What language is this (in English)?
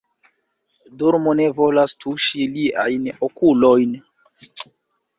Esperanto